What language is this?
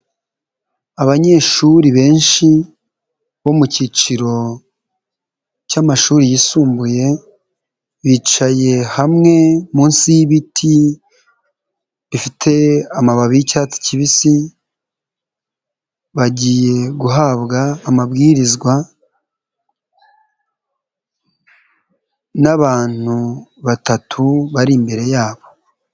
Kinyarwanda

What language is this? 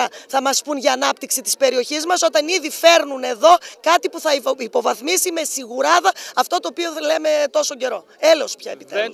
Greek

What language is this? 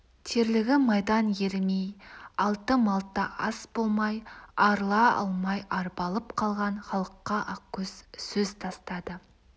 Kazakh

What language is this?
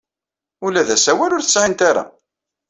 Kabyle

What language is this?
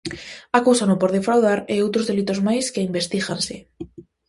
Galician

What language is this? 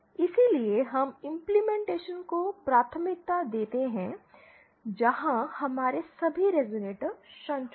Hindi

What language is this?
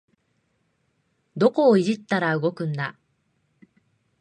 Japanese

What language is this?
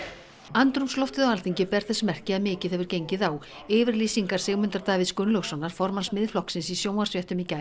Icelandic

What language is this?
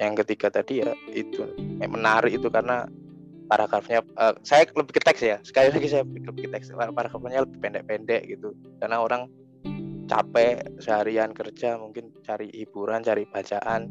Indonesian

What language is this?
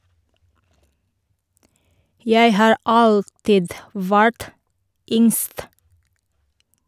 Norwegian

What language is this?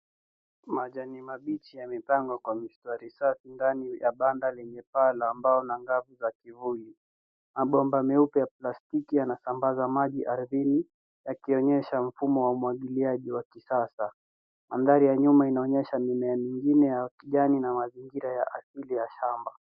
Swahili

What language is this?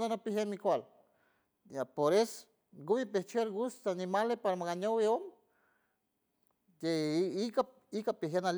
San Francisco Del Mar Huave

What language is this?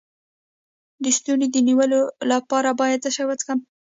Pashto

